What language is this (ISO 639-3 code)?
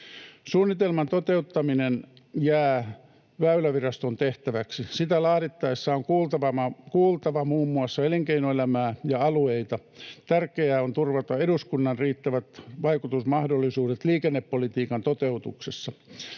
fin